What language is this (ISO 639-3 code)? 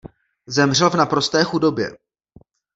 ces